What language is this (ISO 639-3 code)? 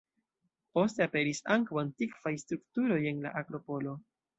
epo